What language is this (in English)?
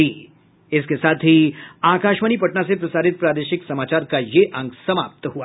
Hindi